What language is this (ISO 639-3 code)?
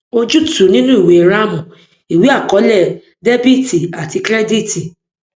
yor